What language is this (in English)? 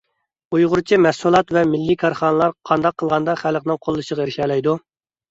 Uyghur